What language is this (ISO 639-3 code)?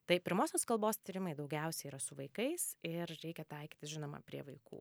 lit